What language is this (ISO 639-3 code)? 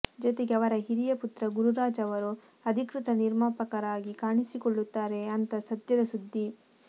kan